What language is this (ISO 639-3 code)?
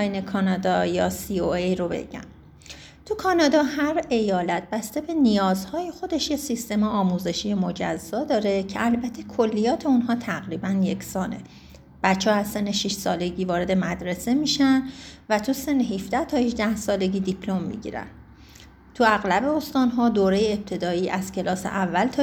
fas